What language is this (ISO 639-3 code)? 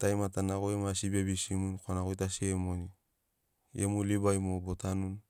snc